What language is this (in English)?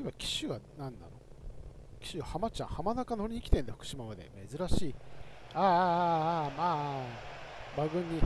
Japanese